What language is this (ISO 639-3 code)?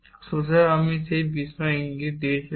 ben